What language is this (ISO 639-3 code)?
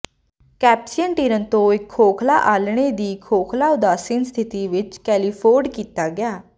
pan